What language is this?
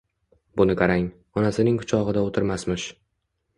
Uzbek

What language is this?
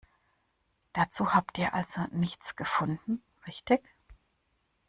German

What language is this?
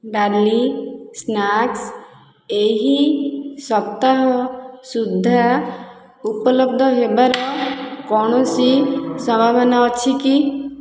Odia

